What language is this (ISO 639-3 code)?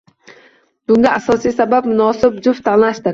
uzb